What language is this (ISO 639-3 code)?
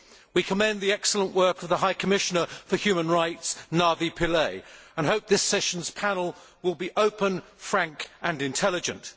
eng